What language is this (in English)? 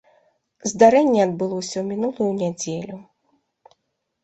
Belarusian